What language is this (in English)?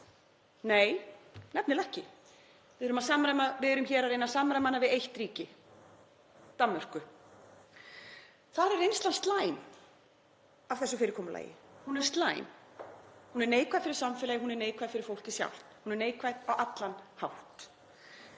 Icelandic